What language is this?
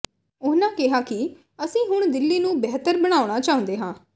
Punjabi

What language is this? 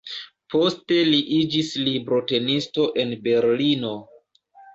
Esperanto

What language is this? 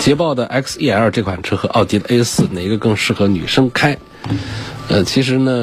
Chinese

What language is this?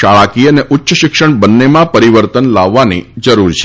Gujarati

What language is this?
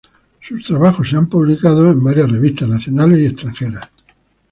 Spanish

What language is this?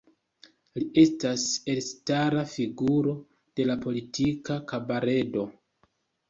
Esperanto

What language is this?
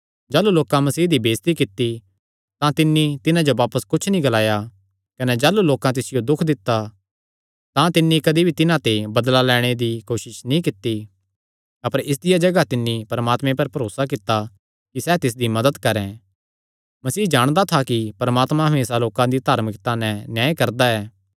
Kangri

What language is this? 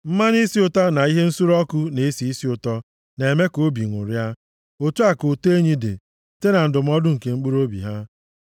Igbo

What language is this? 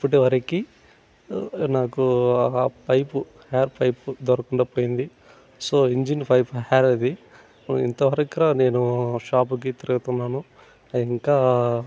Telugu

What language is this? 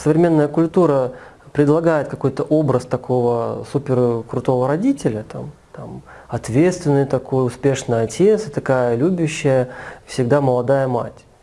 Russian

